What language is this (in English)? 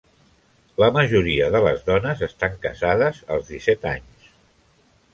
Catalan